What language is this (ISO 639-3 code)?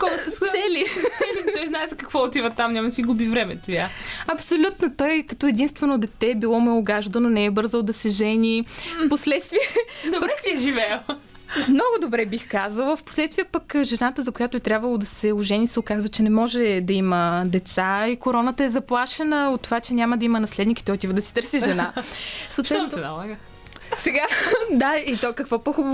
bul